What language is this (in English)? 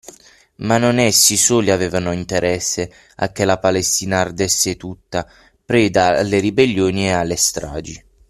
Italian